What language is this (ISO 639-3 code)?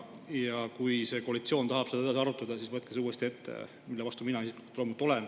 est